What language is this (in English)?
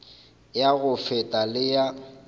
Northern Sotho